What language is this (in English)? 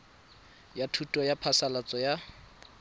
Tswana